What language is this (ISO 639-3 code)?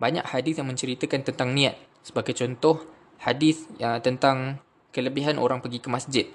msa